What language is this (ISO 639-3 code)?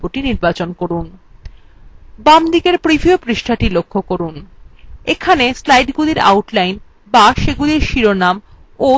ben